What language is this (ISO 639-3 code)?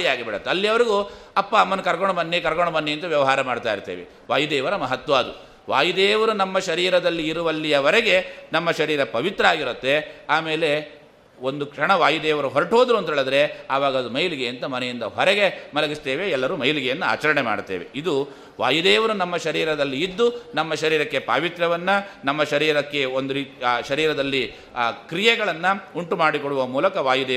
kan